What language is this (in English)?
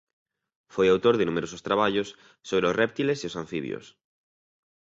Galician